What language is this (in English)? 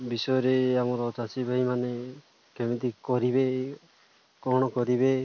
Odia